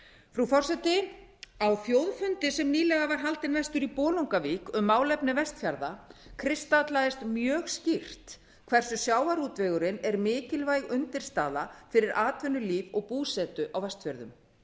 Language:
Icelandic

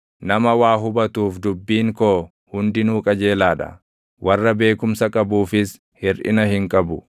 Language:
Oromo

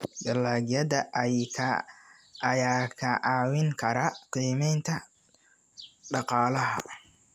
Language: Somali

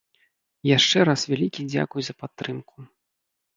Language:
Belarusian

